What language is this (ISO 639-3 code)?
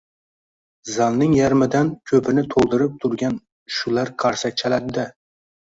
uzb